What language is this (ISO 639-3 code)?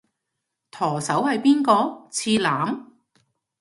yue